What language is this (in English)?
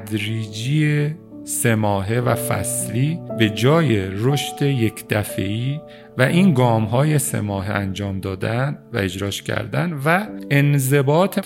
Persian